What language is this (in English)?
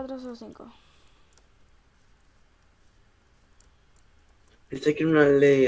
Spanish